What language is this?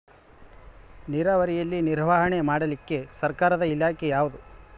Kannada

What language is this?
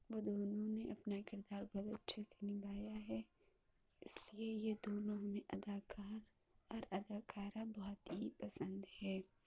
Urdu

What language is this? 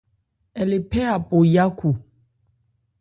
Ebrié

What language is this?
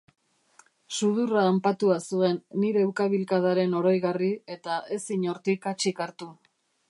Basque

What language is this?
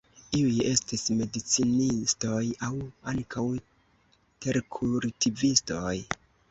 Esperanto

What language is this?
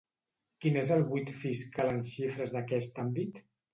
Catalan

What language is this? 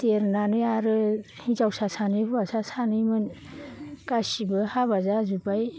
Bodo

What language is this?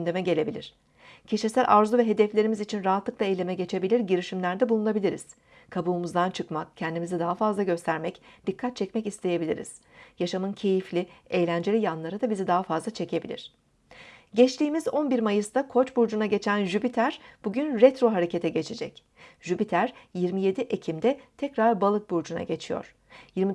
Turkish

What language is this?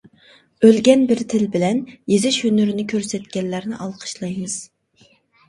Uyghur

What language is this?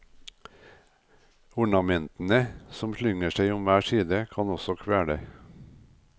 Norwegian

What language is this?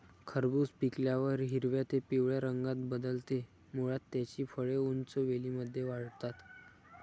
Marathi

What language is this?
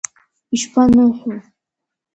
Abkhazian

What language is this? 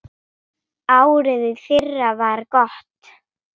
Icelandic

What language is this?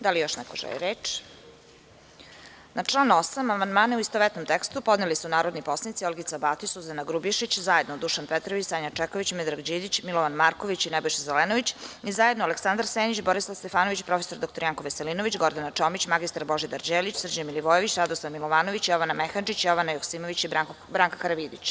Serbian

